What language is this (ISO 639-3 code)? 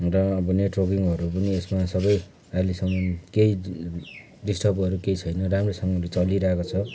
nep